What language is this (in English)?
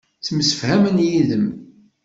Kabyle